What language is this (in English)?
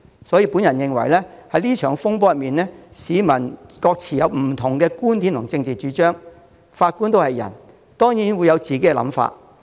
Cantonese